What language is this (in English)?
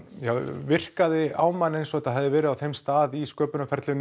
Icelandic